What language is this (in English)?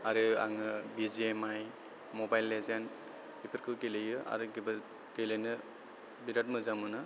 Bodo